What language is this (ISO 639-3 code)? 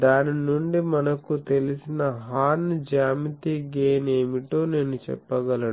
tel